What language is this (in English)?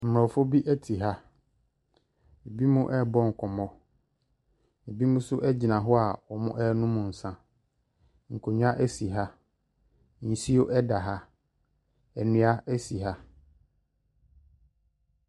Akan